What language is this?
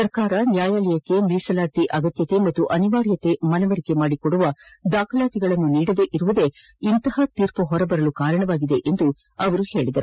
Kannada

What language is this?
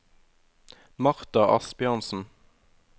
Norwegian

